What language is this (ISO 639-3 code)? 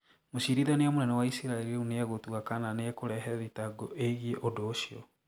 kik